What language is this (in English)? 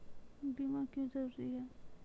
Maithili